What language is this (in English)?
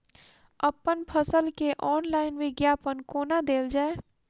Maithili